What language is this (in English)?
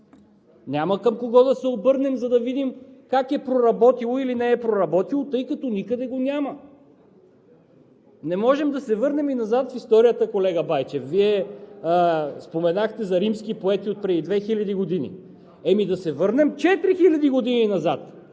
Bulgarian